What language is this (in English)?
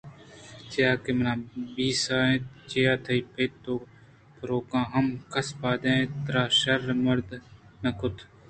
Eastern Balochi